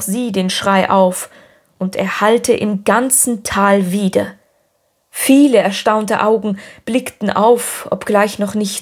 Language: German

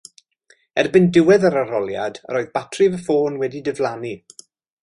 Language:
Welsh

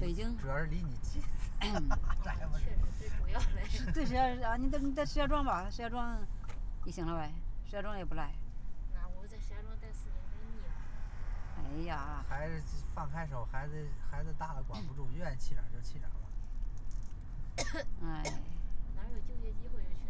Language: Chinese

